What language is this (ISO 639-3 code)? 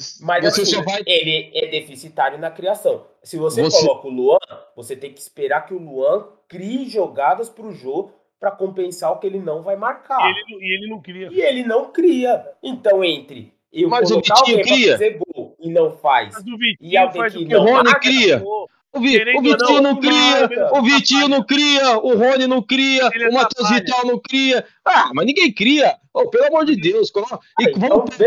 por